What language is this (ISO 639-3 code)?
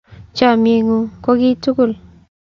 kln